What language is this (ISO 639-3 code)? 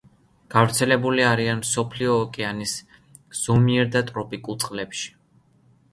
kat